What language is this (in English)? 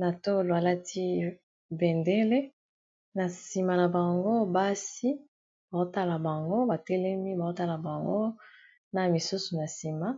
Lingala